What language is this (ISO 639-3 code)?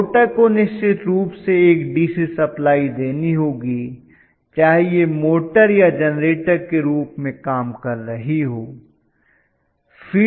hin